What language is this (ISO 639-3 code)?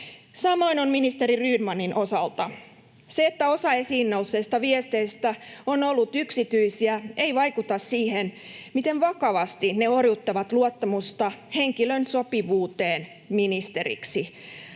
fin